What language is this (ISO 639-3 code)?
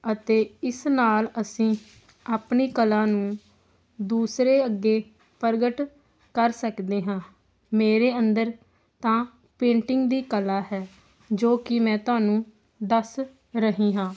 pan